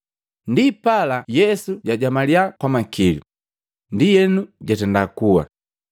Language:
Matengo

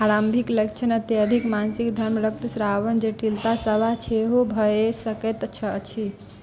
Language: Maithili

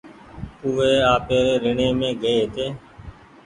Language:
Goaria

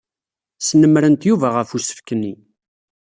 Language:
Kabyle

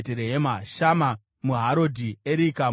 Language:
Shona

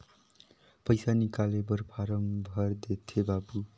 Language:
Chhattisgarhi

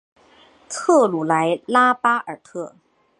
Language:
Chinese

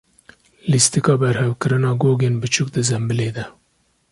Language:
Kurdish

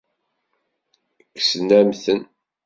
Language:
Kabyle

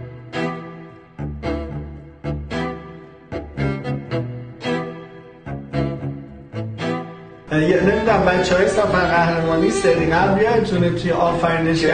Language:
Persian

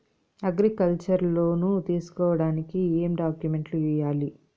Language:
Telugu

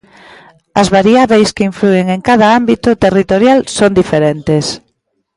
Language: Galician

